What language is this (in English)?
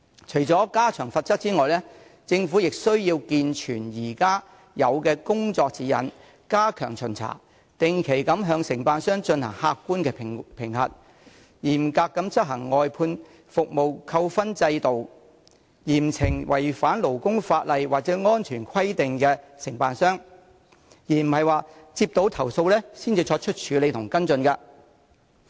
Cantonese